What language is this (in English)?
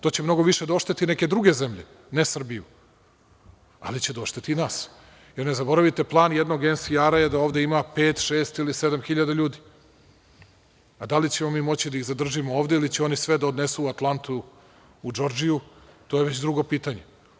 Serbian